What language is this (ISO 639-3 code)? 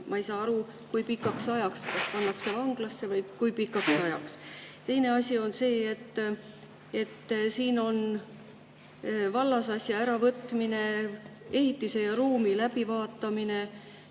est